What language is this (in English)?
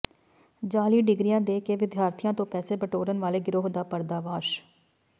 Punjabi